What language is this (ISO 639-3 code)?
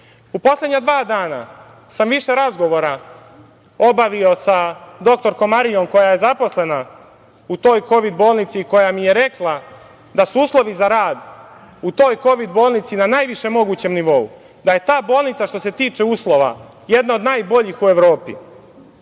srp